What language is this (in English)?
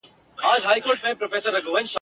Pashto